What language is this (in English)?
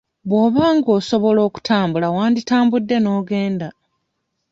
Ganda